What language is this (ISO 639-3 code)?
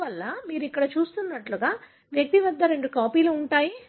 tel